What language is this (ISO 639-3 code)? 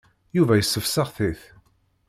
kab